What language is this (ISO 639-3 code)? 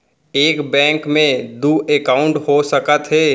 hne